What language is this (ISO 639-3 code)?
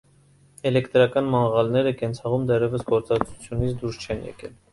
hye